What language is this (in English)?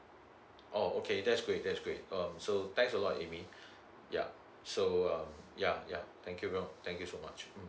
English